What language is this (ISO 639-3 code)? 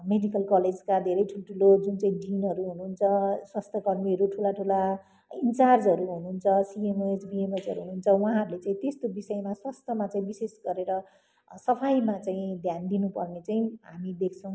nep